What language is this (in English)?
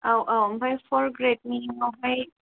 Bodo